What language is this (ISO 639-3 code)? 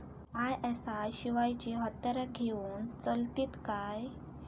mar